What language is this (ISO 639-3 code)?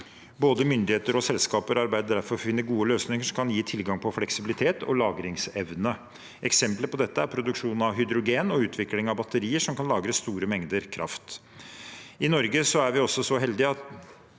nor